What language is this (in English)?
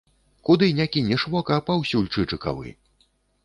Belarusian